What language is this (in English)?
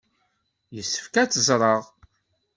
Kabyle